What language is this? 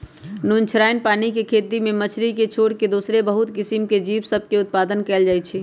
Magahi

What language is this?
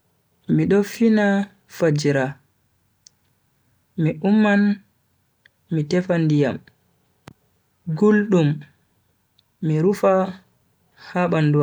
Bagirmi Fulfulde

